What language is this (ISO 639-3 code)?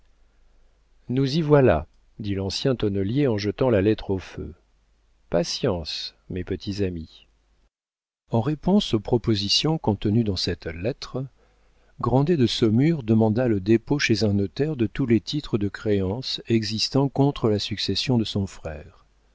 fra